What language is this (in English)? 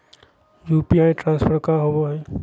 Magahi